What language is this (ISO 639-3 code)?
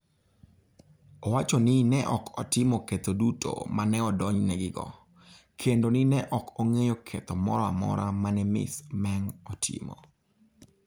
luo